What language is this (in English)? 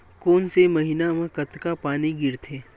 Chhattisgarhi